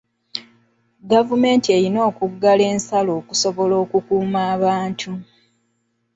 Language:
Ganda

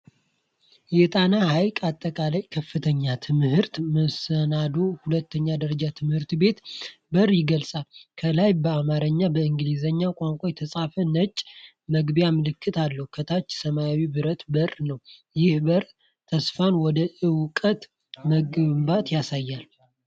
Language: Amharic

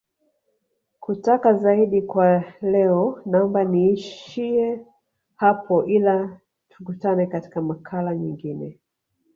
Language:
Swahili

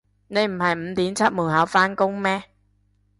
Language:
Cantonese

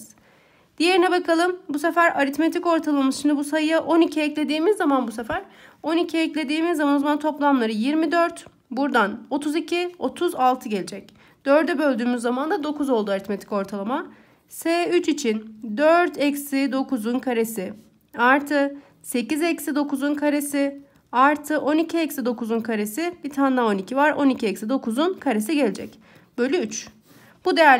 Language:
Turkish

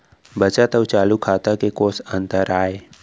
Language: Chhattisgarhi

